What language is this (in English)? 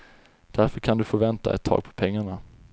Swedish